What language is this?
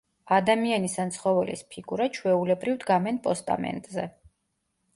Georgian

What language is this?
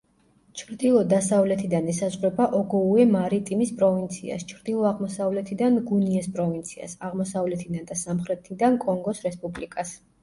Georgian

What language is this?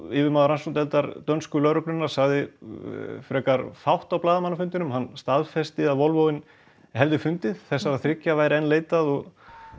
Icelandic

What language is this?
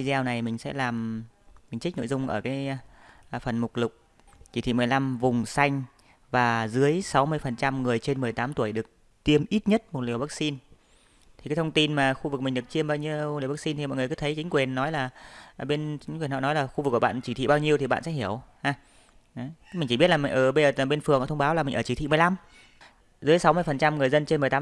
Vietnamese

